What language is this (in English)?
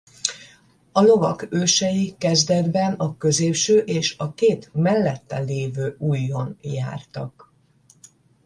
Hungarian